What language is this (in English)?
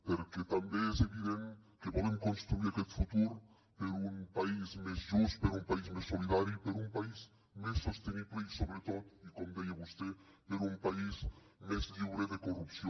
Catalan